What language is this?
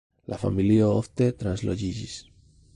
Esperanto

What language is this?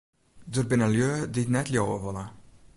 Western Frisian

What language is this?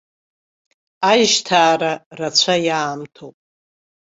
Abkhazian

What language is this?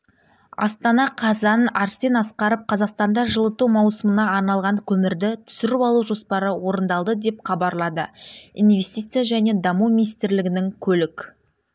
Kazakh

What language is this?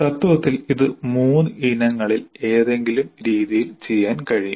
Malayalam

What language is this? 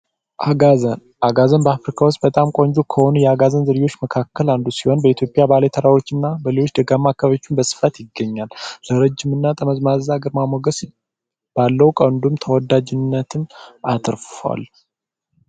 Amharic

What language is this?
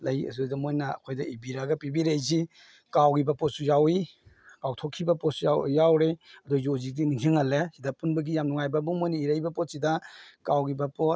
Manipuri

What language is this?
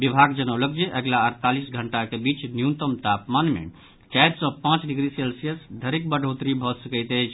Maithili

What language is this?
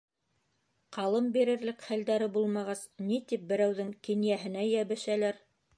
Bashkir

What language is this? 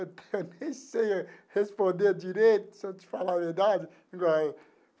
Portuguese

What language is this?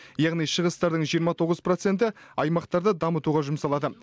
Kazakh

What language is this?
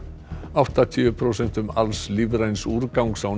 Icelandic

